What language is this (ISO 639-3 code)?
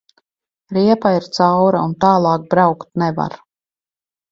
lav